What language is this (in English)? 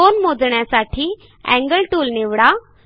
Marathi